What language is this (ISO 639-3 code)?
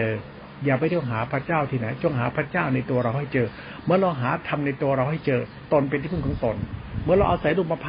tha